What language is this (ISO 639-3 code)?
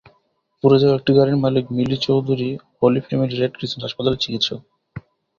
ben